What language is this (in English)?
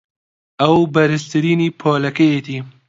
Central Kurdish